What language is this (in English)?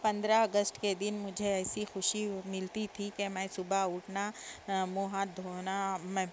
Urdu